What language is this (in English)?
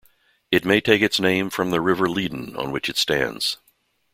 English